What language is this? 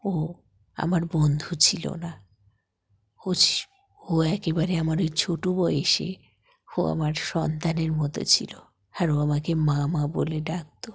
Bangla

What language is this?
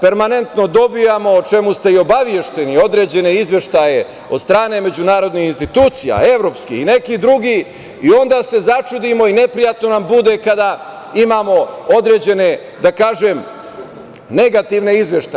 Serbian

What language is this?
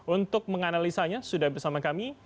Indonesian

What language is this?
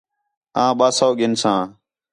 Khetrani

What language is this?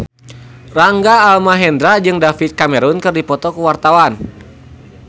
Sundanese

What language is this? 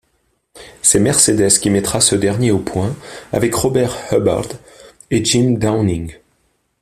French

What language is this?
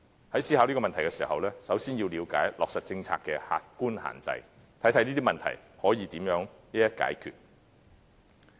Cantonese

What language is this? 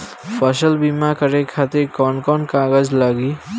Bhojpuri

